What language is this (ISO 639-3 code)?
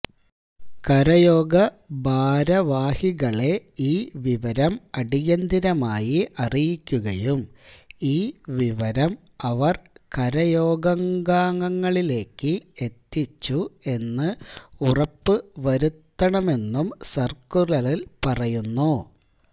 mal